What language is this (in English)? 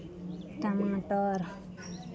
Maithili